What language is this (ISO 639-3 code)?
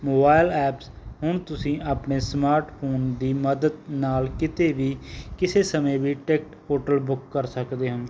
pan